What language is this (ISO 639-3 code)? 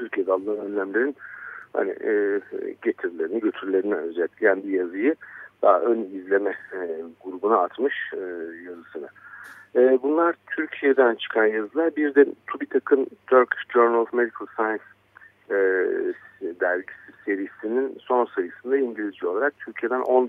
tur